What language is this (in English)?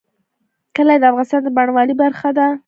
Pashto